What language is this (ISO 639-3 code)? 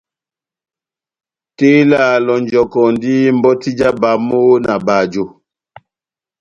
bnm